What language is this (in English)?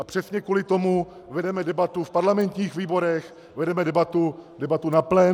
Czech